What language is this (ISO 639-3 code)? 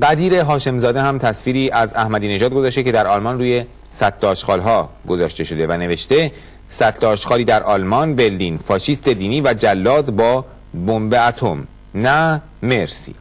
fas